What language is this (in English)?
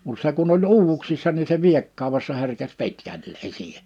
Finnish